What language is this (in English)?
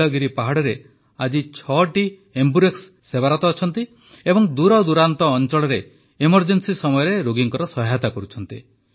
Odia